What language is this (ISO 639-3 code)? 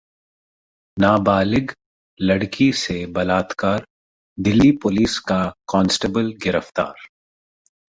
hin